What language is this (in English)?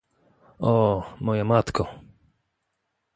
Polish